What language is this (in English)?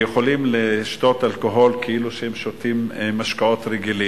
Hebrew